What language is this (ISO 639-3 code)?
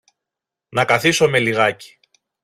ell